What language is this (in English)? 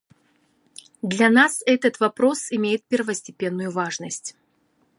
Russian